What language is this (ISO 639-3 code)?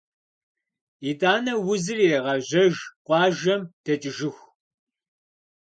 kbd